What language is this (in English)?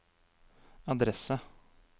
Norwegian